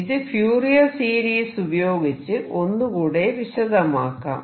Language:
Malayalam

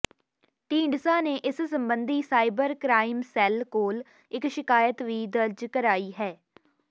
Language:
Punjabi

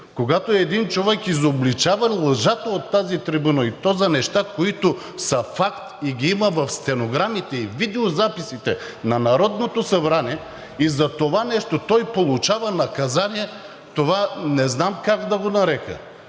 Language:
Bulgarian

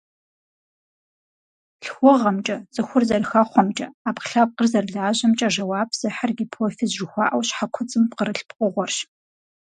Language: Kabardian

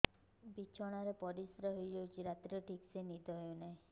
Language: Odia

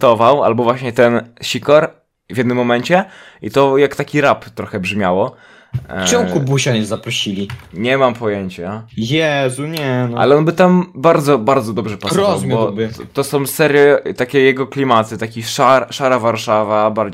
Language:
Polish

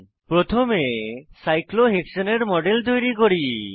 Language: Bangla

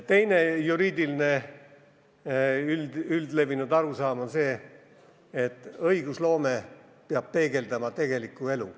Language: Estonian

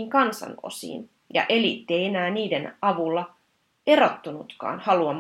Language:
Finnish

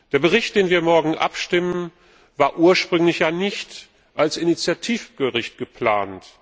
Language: German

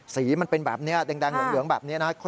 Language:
Thai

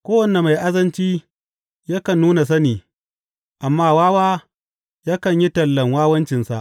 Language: Hausa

